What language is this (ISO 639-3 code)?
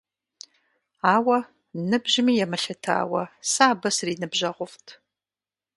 kbd